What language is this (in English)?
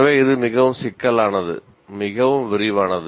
Tamil